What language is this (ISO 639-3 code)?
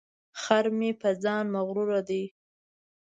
pus